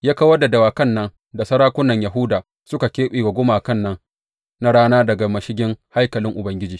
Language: Hausa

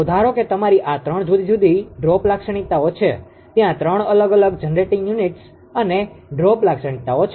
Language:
Gujarati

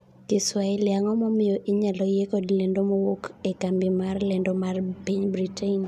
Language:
Luo (Kenya and Tanzania)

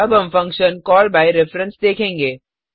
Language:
Hindi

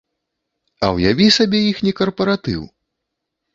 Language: Belarusian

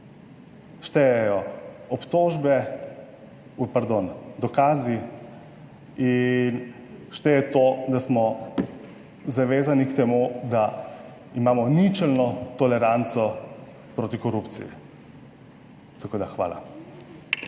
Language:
Slovenian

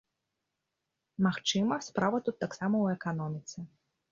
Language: Belarusian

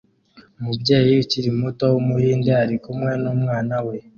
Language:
Kinyarwanda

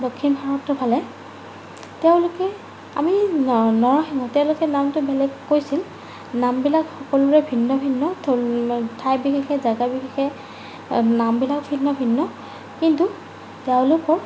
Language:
Assamese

